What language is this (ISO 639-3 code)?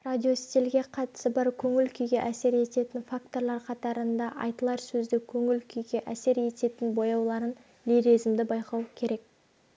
kaz